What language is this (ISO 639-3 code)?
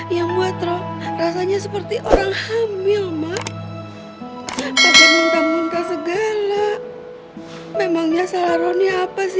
ind